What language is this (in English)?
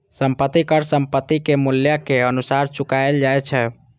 Maithili